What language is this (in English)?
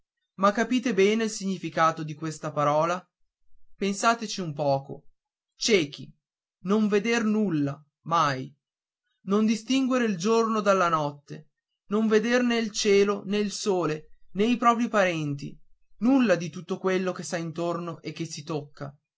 Italian